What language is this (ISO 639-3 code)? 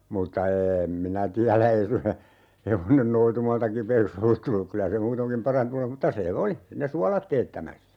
fin